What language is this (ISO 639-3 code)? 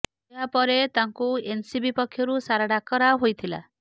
ori